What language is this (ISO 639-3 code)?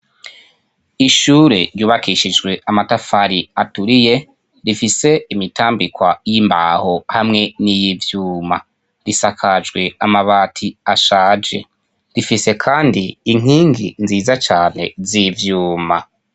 run